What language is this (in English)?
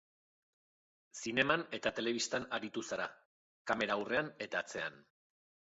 Basque